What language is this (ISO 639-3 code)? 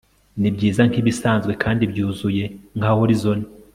kin